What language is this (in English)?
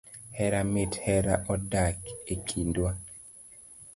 Luo (Kenya and Tanzania)